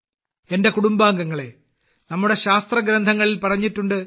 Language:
Malayalam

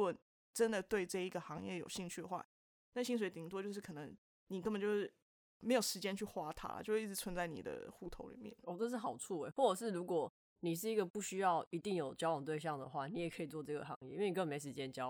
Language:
Chinese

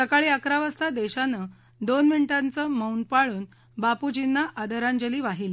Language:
Marathi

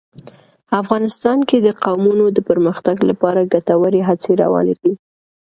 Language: Pashto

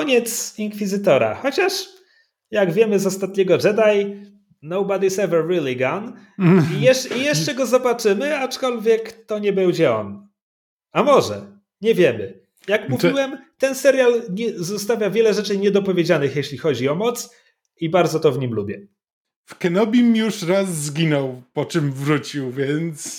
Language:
Polish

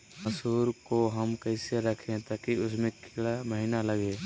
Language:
Magahi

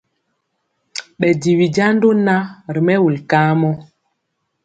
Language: Mpiemo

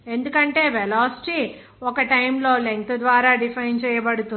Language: Telugu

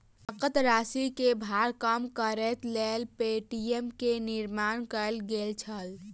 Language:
Maithili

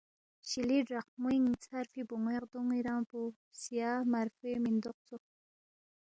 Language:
Balti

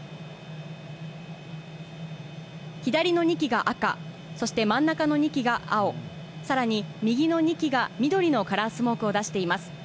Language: Japanese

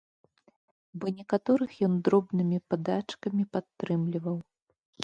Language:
Belarusian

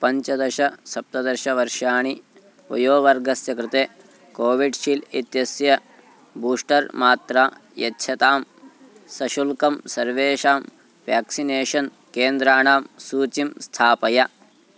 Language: Sanskrit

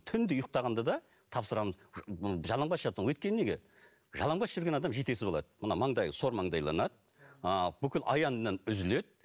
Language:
Kazakh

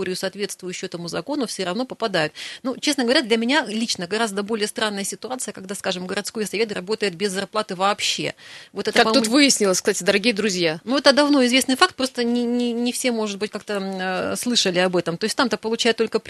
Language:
Russian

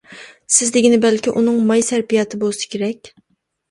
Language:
Uyghur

